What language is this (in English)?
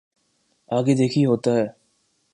Urdu